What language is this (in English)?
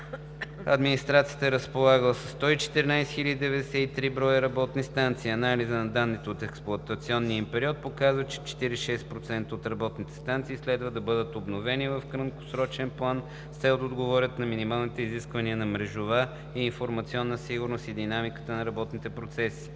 Bulgarian